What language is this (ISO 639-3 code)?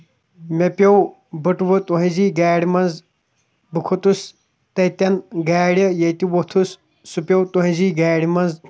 kas